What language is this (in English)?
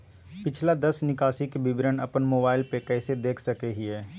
Magahi